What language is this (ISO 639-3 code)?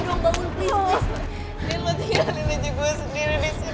ind